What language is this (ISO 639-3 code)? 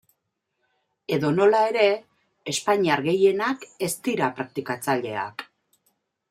eus